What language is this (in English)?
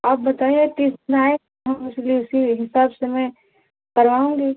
Hindi